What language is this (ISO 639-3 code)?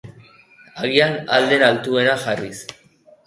eus